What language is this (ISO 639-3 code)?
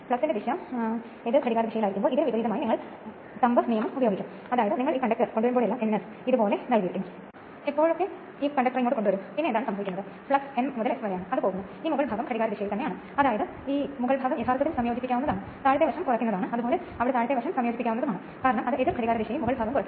mal